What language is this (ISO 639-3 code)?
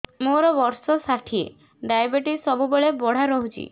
ori